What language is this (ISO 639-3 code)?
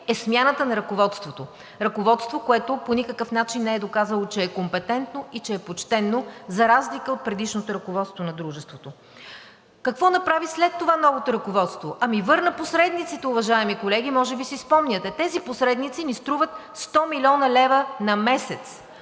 bul